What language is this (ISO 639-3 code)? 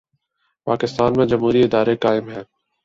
urd